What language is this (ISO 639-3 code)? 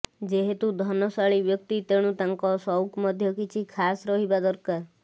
ori